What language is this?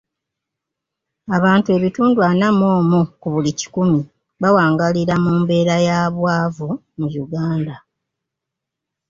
Ganda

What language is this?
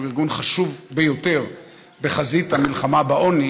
Hebrew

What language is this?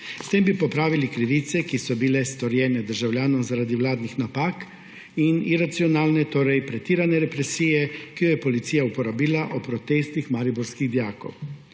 Slovenian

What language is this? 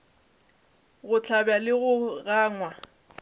Northern Sotho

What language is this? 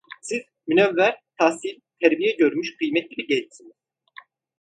Turkish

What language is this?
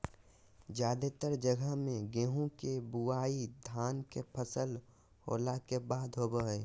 Magahi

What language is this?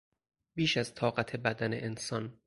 Persian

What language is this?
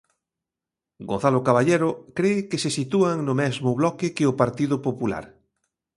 Galician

